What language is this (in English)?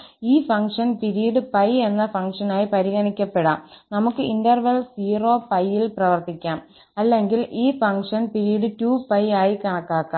Malayalam